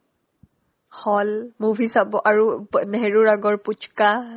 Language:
Assamese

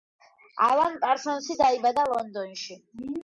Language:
Georgian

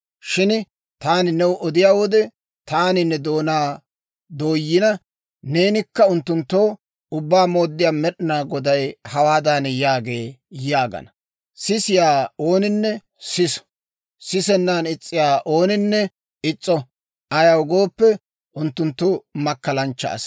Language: Dawro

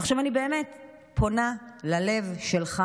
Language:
Hebrew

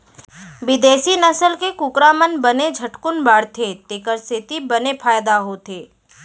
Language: Chhattisgarhi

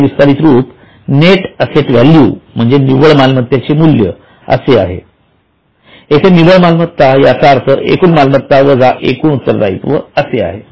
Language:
Marathi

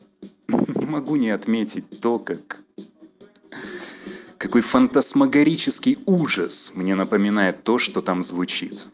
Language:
Russian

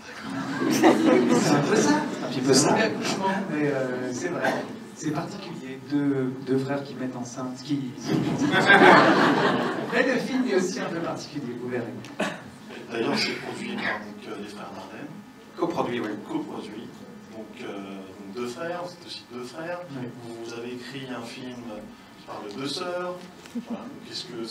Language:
French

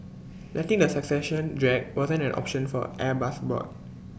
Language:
English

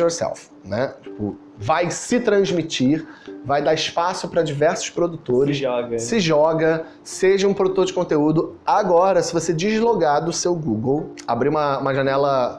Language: Portuguese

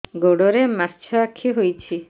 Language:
Odia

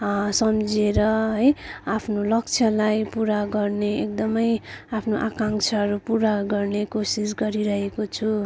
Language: Nepali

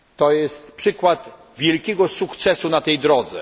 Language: Polish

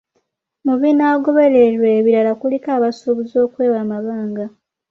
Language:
Ganda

